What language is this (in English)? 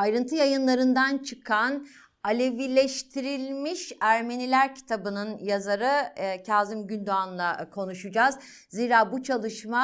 Turkish